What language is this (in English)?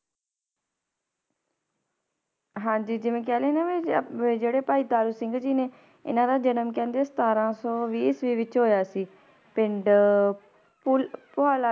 Punjabi